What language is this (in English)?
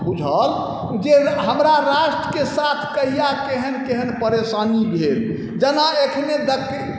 Maithili